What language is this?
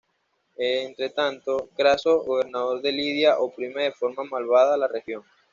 Spanish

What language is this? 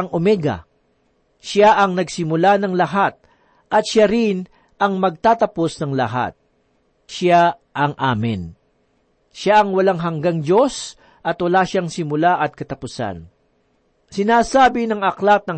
Filipino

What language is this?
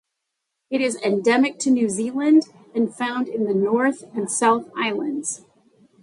English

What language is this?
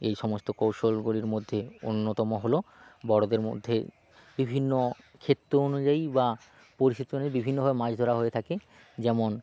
Bangla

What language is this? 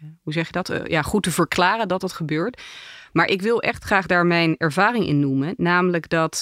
Dutch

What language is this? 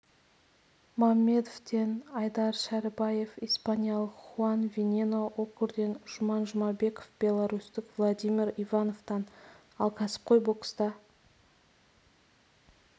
Kazakh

